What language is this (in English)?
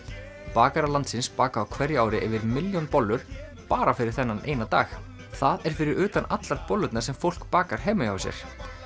Icelandic